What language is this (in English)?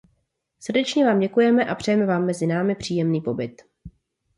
Czech